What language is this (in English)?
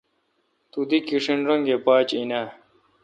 Kalkoti